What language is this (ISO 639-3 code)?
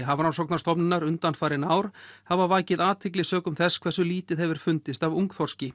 isl